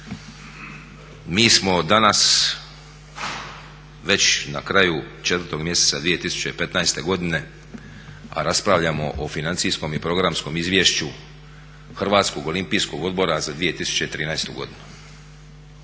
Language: Croatian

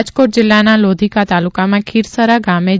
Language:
Gujarati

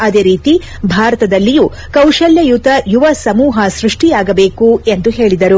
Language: Kannada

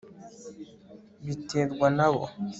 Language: Kinyarwanda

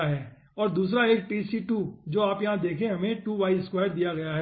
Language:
Hindi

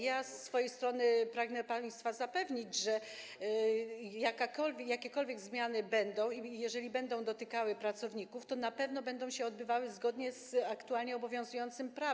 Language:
Polish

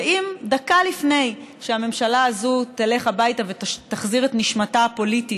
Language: Hebrew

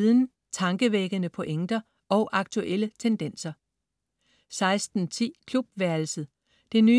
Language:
Danish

